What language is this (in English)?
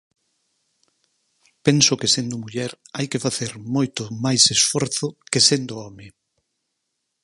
Galician